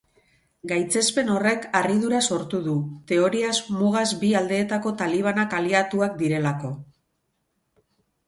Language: Basque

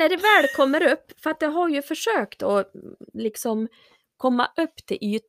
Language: Swedish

